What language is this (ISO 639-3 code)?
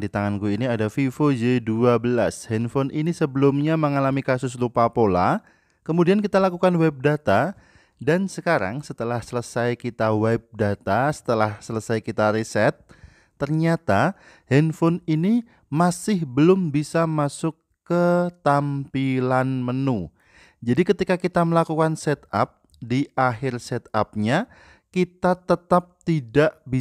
ind